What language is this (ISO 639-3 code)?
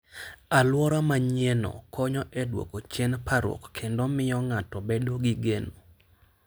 luo